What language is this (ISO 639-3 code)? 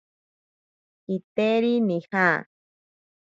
prq